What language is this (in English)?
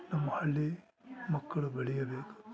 Kannada